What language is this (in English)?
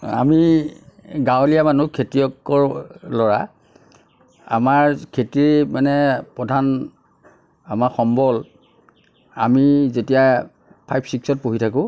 Assamese